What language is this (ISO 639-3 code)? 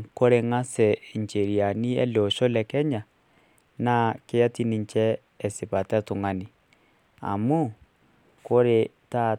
mas